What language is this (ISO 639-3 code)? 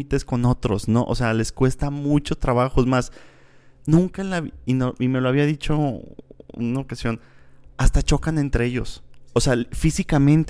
spa